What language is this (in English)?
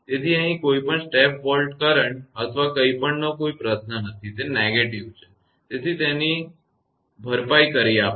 Gujarati